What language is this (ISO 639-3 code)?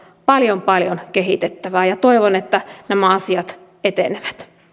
fin